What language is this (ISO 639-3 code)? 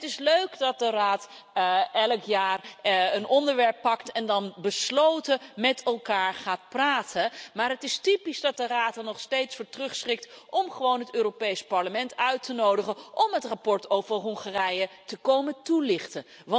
nld